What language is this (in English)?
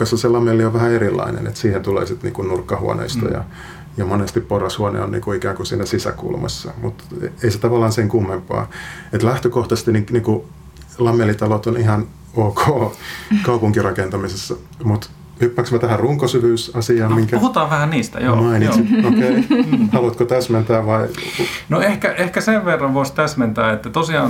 Finnish